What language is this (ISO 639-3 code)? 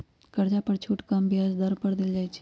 mag